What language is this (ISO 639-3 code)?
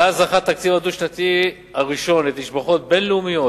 heb